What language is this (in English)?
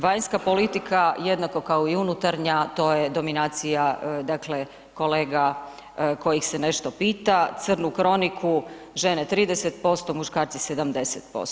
Croatian